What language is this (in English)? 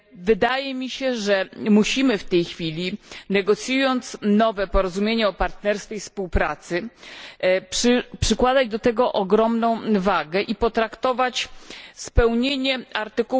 Polish